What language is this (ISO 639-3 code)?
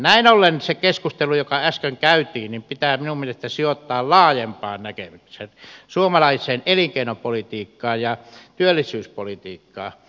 fin